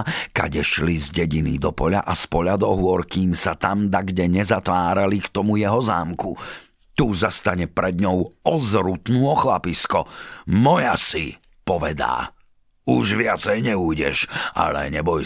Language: Slovak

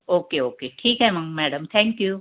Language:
Marathi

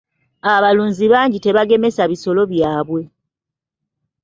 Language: Ganda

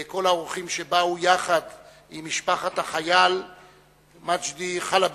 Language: Hebrew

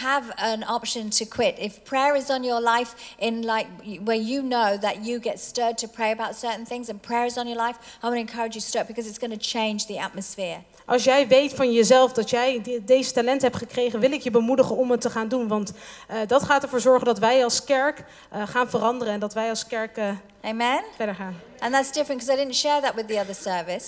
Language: Dutch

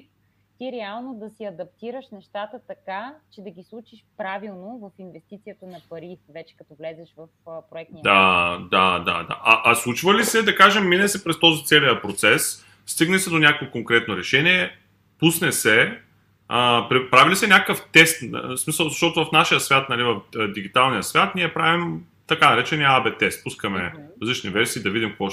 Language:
Bulgarian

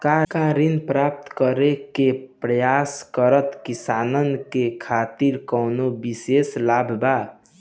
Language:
Bhojpuri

